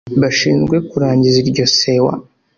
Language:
Kinyarwanda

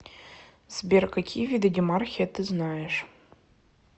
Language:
Russian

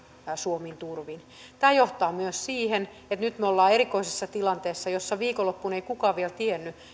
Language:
Finnish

